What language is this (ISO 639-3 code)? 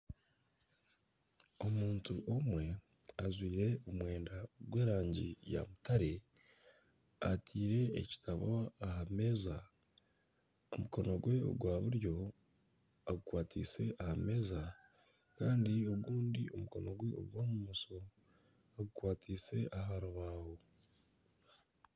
nyn